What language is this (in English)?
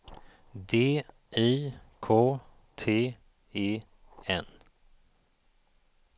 Swedish